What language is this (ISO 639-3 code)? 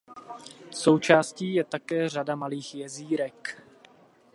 ces